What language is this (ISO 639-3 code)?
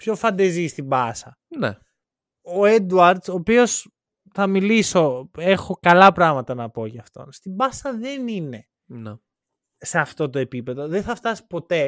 ell